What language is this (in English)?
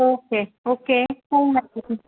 Marathi